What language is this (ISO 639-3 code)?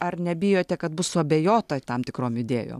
lit